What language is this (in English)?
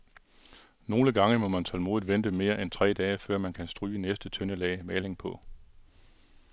Danish